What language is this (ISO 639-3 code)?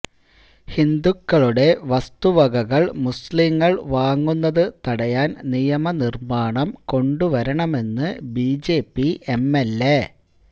mal